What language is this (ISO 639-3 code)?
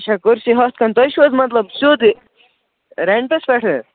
kas